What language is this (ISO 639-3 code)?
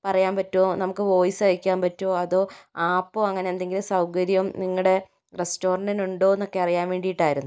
mal